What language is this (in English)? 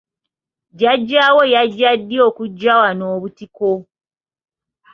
Ganda